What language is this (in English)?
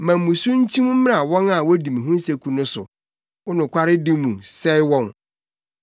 Akan